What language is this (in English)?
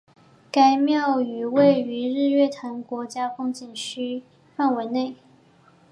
Chinese